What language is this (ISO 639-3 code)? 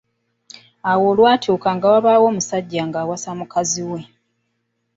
lug